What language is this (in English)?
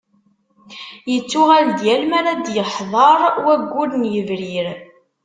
Kabyle